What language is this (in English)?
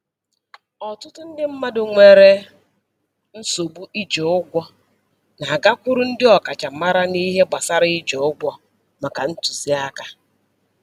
Igbo